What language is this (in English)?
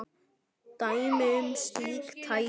Icelandic